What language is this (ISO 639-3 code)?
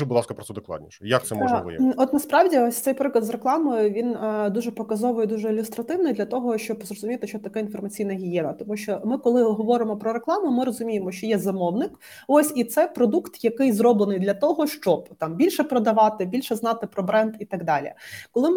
ukr